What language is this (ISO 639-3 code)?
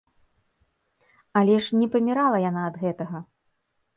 bel